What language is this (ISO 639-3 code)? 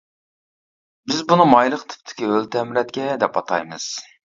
uig